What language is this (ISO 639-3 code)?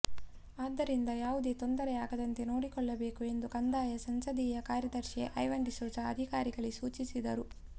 kan